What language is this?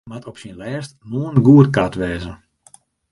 Western Frisian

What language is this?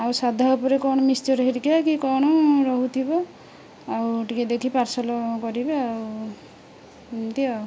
Odia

